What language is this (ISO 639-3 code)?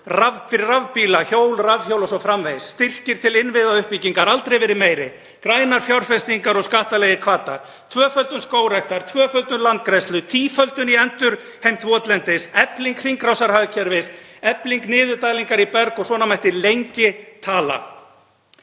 isl